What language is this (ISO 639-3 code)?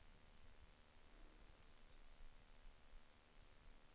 swe